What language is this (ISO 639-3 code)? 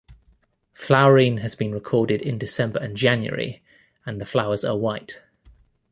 eng